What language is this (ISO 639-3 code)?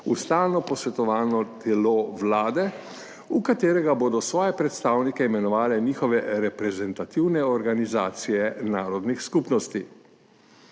slv